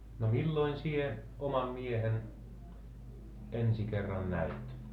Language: Finnish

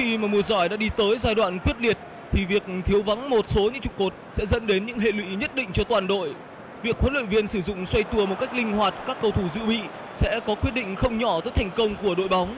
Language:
Vietnamese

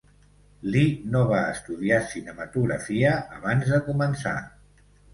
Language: Catalan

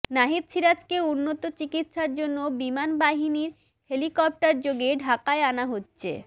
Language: Bangla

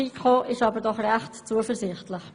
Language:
Swiss German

